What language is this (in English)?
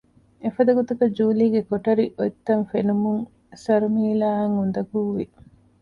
Divehi